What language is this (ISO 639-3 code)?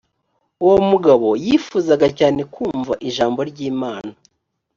kin